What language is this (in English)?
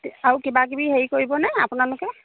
Assamese